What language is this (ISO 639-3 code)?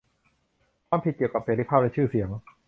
tha